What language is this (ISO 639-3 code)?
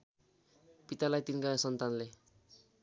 nep